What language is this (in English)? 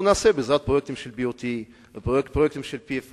Hebrew